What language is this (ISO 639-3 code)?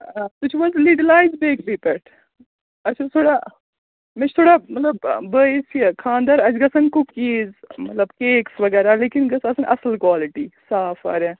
kas